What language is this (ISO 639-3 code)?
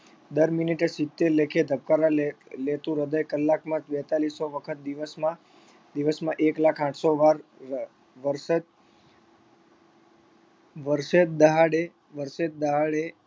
guj